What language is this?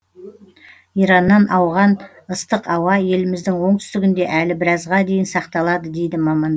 Kazakh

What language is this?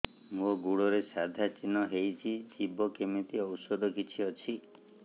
Odia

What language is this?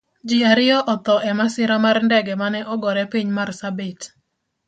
Luo (Kenya and Tanzania)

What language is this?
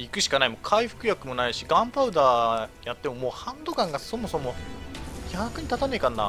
Japanese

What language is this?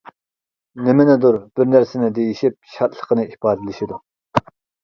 Uyghur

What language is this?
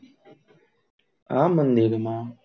Gujarati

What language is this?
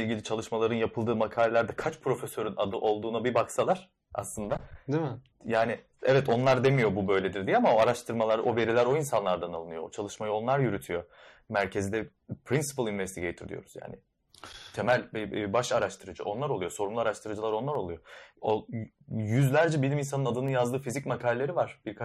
Turkish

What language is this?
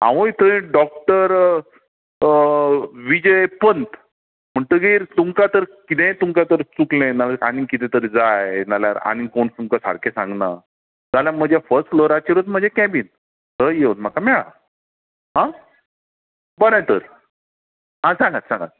Konkani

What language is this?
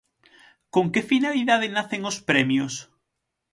Galician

